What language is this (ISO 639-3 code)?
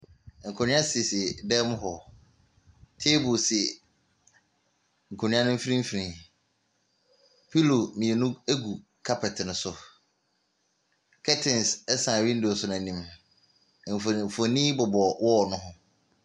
aka